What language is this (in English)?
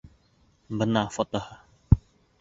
Bashkir